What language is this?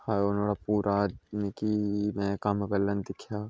Dogri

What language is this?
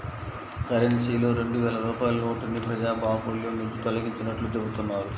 Telugu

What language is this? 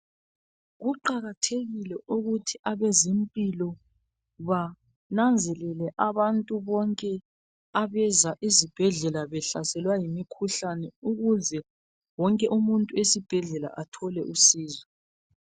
North Ndebele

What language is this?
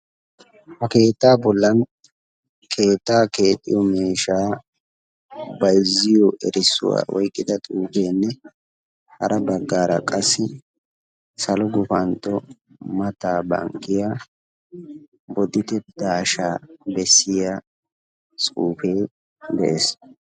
Wolaytta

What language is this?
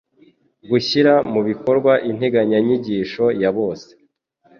Kinyarwanda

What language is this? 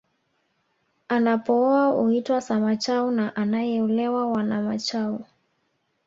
Swahili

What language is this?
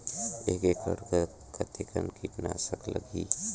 Chhattisgarhi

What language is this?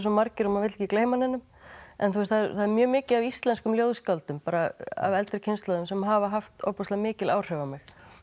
Icelandic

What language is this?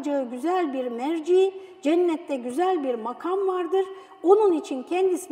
Turkish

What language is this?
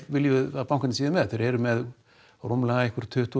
Icelandic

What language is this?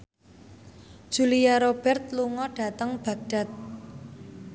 Javanese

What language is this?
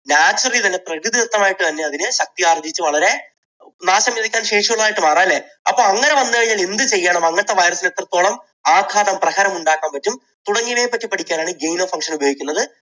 Malayalam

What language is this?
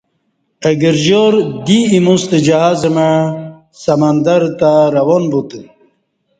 Kati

